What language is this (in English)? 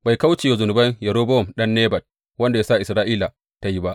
Hausa